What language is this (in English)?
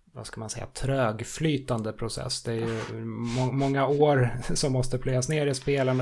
Swedish